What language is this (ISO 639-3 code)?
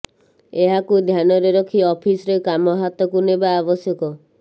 ori